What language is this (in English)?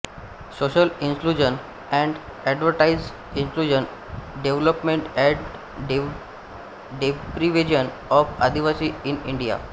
Marathi